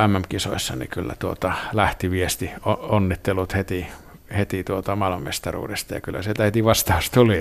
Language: Finnish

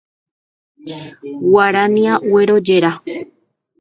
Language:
Guarani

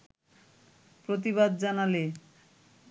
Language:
Bangla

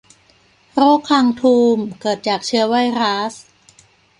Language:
Thai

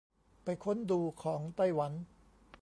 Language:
Thai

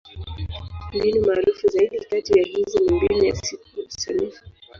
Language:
Swahili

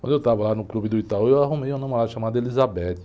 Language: Portuguese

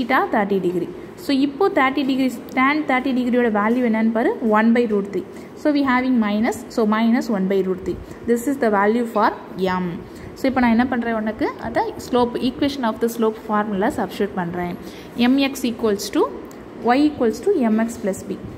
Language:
Romanian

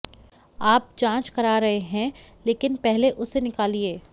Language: Hindi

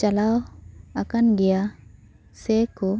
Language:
Santali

